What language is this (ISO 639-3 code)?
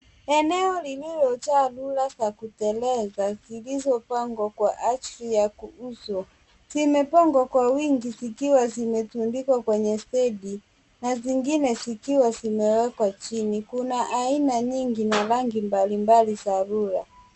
swa